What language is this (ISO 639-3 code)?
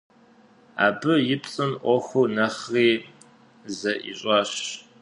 kbd